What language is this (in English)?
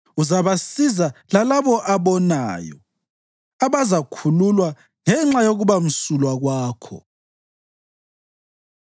North Ndebele